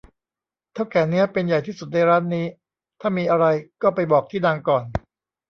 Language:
Thai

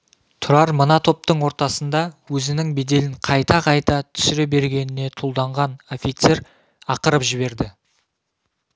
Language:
Kazakh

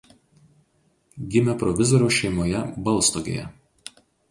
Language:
Lithuanian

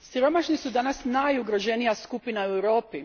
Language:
Croatian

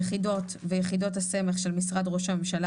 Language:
Hebrew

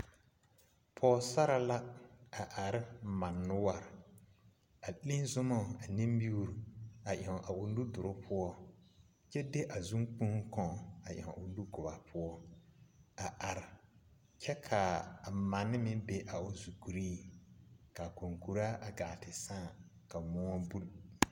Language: Southern Dagaare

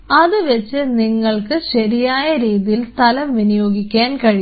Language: Malayalam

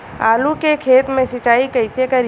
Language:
Bhojpuri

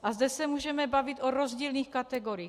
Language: Czech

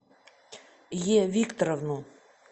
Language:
Russian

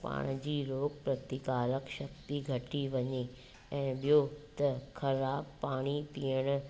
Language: Sindhi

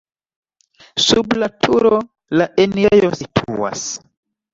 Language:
Esperanto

